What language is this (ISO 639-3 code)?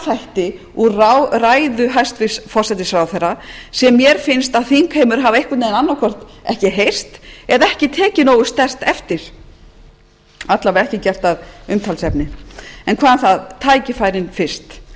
isl